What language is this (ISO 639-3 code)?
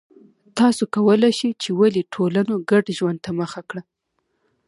pus